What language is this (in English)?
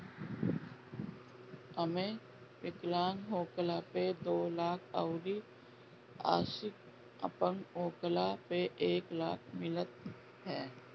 Bhojpuri